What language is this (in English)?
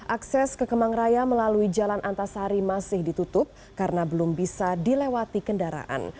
Indonesian